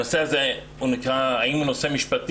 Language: Hebrew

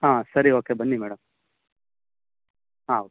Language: Kannada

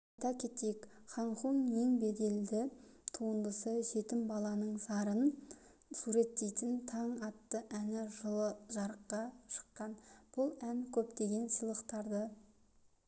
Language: Kazakh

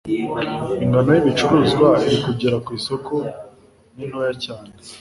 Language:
Kinyarwanda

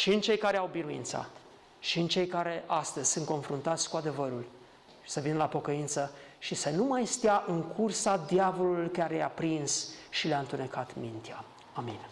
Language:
Romanian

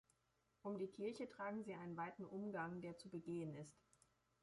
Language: German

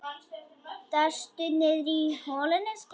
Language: Icelandic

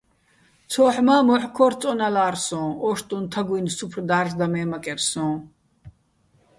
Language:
Bats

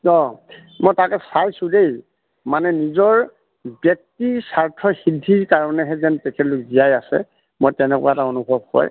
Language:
Assamese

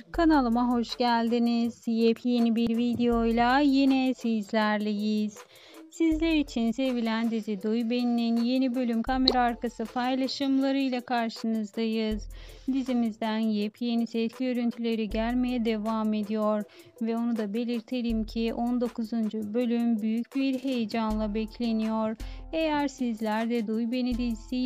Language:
Turkish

